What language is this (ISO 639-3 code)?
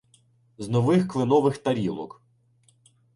ukr